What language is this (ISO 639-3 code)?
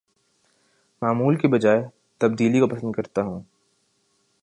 urd